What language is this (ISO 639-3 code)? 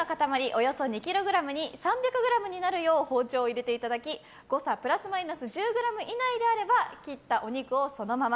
jpn